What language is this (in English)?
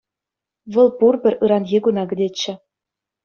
Chuvash